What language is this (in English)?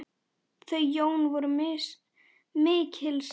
Icelandic